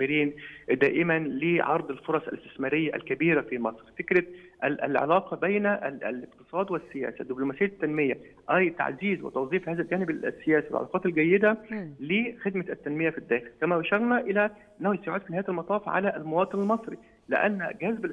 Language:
Arabic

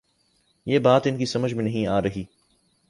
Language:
Urdu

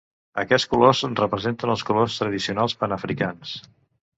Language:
Catalan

